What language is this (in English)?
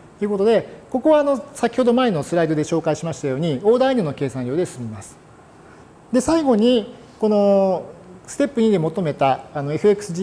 Japanese